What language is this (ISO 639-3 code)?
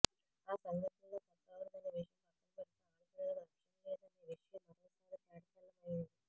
tel